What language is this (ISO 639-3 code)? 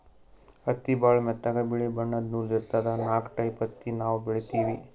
kan